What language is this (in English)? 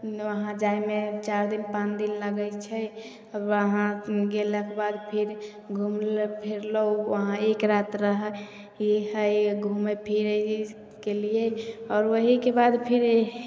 Maithili